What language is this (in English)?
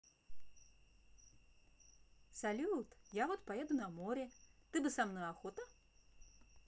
Russian